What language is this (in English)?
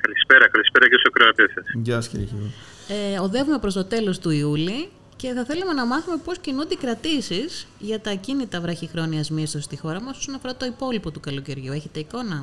Greek